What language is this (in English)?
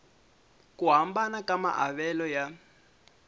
Tsonga